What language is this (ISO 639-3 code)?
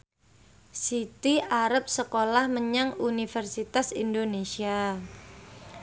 jav